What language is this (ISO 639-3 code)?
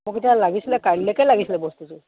asm